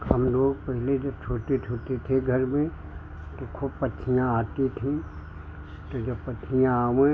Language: Hindi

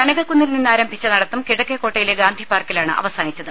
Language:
Malayalam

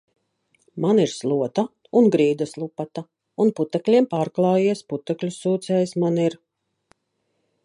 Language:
Latvian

